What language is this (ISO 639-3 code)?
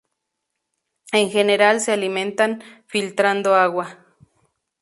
spa